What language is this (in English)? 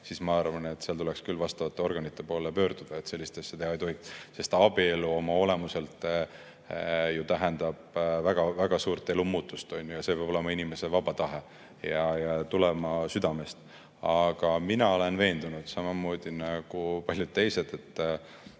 Estonian